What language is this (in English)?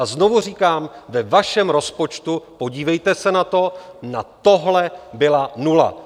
Czech